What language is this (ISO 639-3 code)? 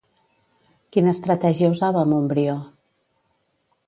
cat